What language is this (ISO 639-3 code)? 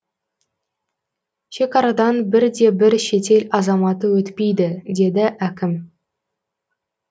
kaz